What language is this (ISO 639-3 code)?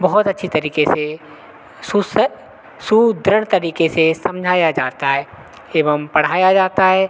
hin